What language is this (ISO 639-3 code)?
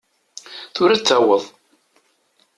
kab